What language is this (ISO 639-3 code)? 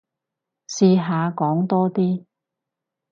yue